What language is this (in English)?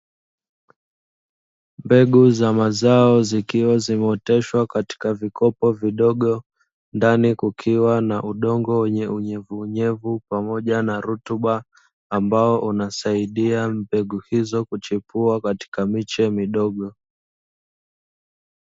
Swahili